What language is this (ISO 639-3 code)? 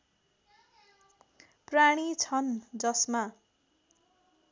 nep